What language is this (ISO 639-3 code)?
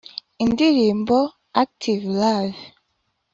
kin